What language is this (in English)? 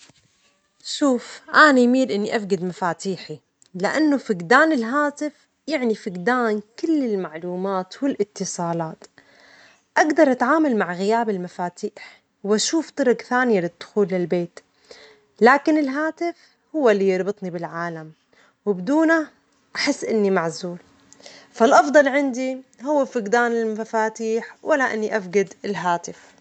Omani Arabic